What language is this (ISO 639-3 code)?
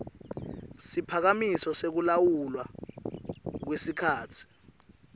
ssw